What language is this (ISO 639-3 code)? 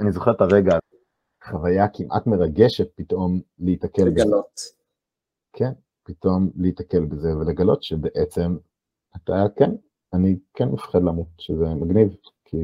heb